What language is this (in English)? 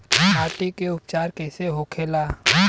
Bhojpuri